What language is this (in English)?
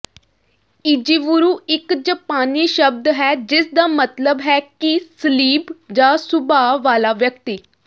Punjabi